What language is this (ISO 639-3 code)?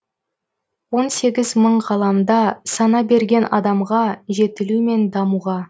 kaz